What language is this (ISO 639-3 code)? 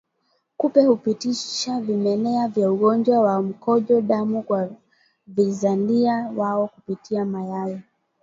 swa